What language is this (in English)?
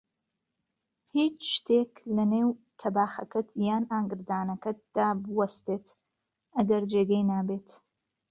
Central Kurdish